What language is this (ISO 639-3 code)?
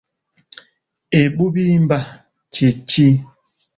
lug